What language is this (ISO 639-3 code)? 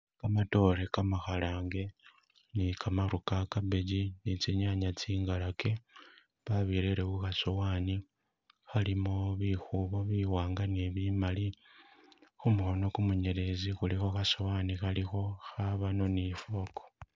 myx